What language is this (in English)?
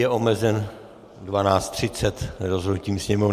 Czech